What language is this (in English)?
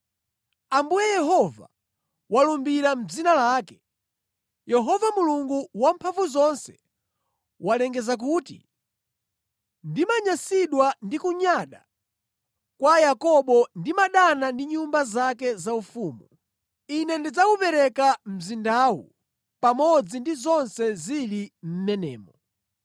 Nyanja